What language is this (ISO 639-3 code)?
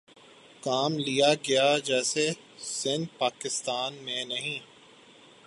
urd